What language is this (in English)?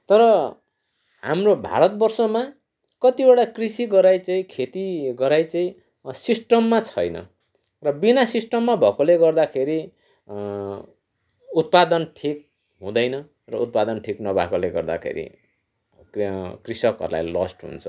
Nepali